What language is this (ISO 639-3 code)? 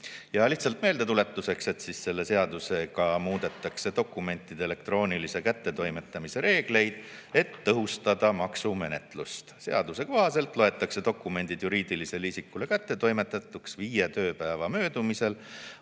est